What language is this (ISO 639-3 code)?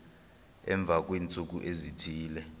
xho